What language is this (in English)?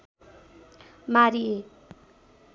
Nepali